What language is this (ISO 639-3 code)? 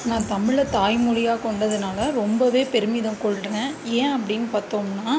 tam